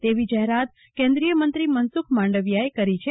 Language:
Gujarati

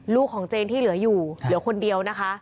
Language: Thai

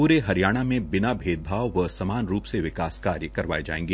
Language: Hindi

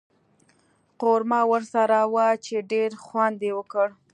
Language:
Pashto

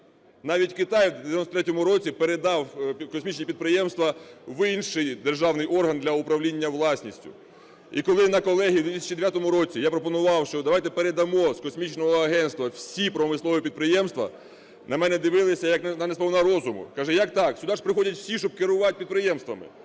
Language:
Ukrainian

